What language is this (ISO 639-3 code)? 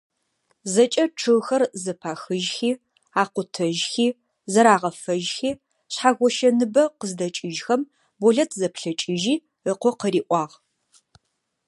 ady